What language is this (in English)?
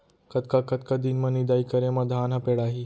Chhattisgarhi